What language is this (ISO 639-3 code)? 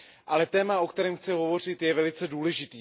ces